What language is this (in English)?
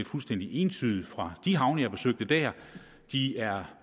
Danish